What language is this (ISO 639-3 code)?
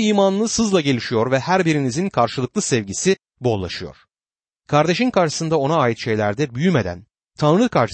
tur